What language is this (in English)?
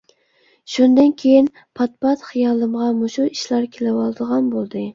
Uyghur